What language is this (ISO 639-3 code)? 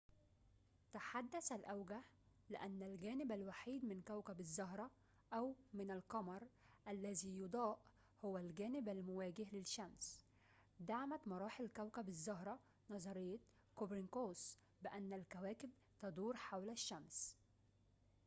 ara